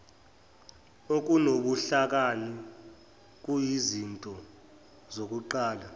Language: Zulu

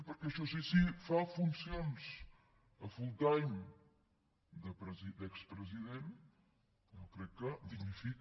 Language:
Catalan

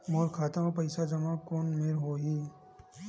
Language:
Chhattisgarhi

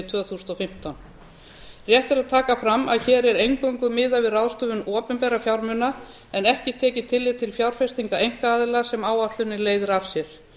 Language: Icelandic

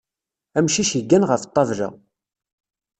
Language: Kabyle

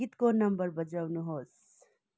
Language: Nepali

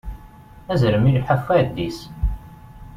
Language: Kabyle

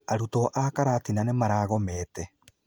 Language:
Kikuyu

